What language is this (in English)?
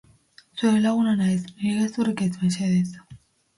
Basque